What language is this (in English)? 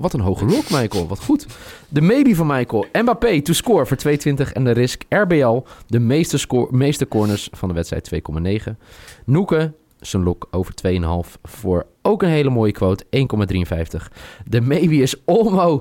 Dutch